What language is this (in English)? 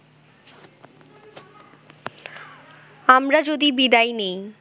Bangla